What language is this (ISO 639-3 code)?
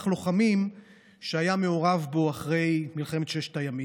heb